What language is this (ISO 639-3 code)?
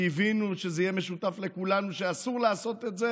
heb